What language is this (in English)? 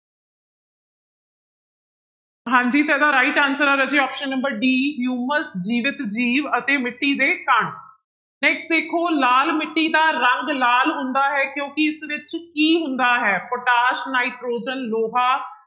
Punjabi